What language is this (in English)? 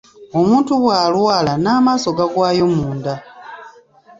Ganda